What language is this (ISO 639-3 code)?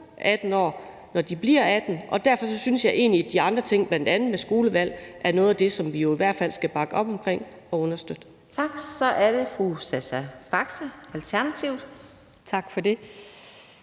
dan